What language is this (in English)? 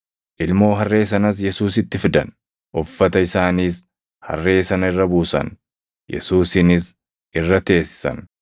Oromo